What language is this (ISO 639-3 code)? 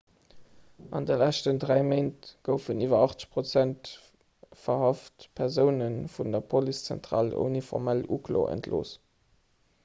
ltz